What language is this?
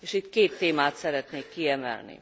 Hungarian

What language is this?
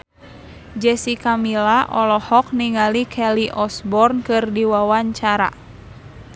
Sundanese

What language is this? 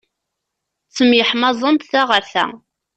Kabyle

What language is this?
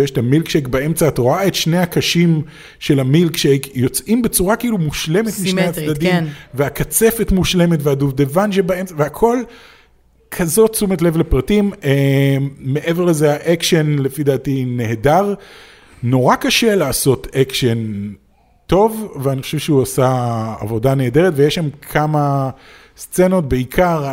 Hebrew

